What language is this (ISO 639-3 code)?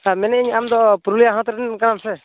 sat